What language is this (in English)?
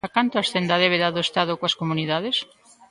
Galician